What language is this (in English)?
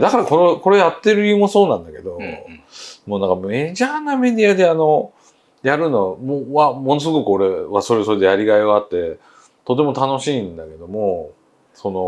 Japanese